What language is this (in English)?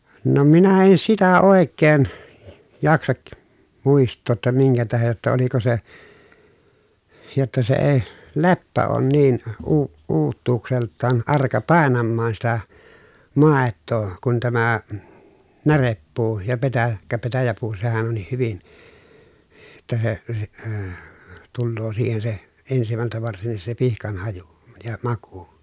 Finnish